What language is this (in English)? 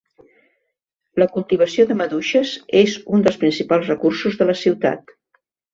Catalan